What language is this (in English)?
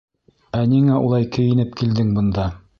Bashkir